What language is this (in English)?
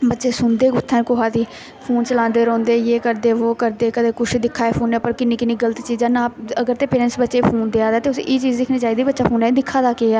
Dogri